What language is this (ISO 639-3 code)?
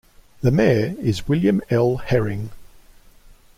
eng